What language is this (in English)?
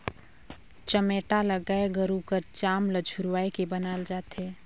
Chhattisgarhi